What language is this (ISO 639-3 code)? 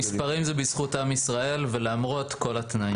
heb